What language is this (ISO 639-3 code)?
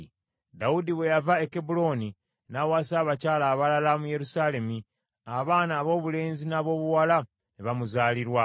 lug